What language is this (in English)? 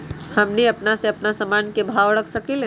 Magahi